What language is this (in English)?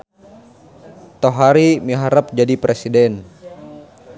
Sundanese